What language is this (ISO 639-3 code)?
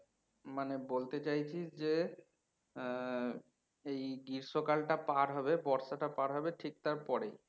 ben